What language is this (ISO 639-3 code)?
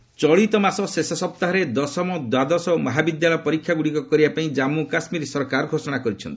ori